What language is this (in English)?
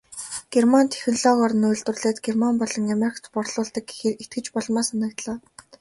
Mongolian